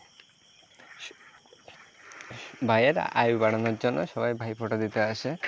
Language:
Bangla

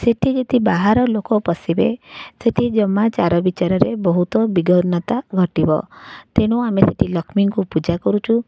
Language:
Odia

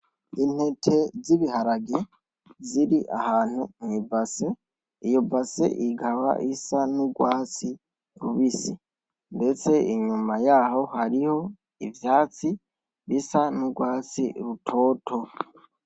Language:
Rundi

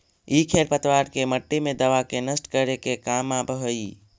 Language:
Magahi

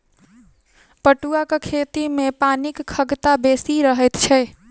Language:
Maithili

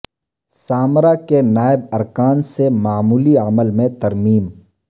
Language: Urdu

